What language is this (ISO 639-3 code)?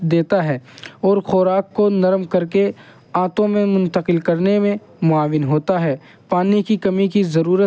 urd